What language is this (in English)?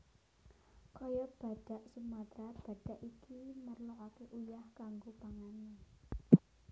Javanese